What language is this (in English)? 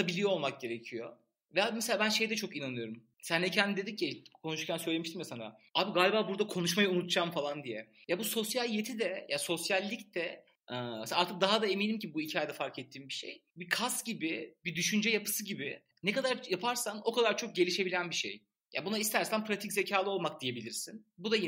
Turkish